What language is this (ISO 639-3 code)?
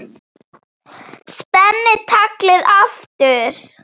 isl